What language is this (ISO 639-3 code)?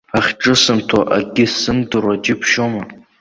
abk